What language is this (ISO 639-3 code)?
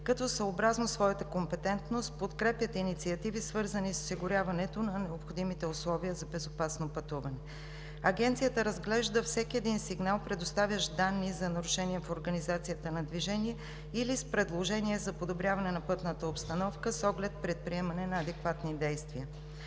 bul